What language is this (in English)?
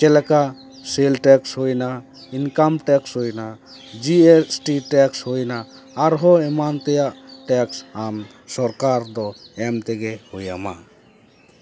Santali